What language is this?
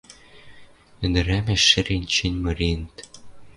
Western Mari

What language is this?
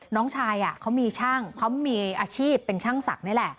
Thai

